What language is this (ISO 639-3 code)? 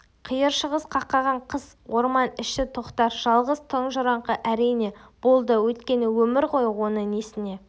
kaz